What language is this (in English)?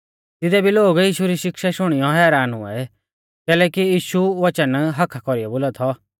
Mahasu Pahari